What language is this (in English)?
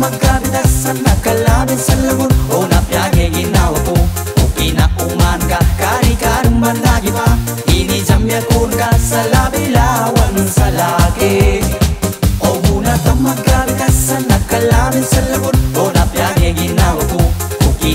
Indonesian